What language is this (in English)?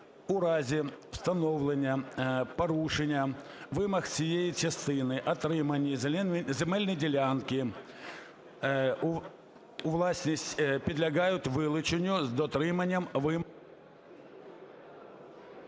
Ukrainian